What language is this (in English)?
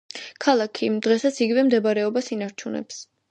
Georgian